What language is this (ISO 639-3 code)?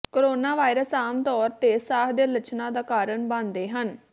pan